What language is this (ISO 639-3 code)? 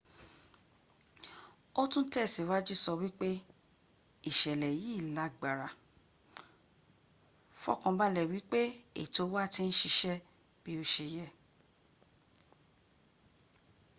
yor